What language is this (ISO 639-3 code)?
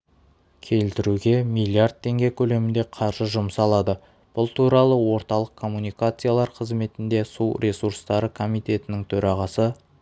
kaz